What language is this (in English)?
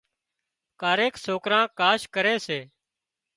Wadiyara Koli